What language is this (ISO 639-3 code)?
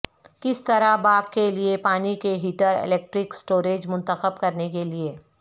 urd